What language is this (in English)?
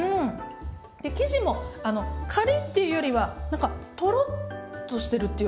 Japanese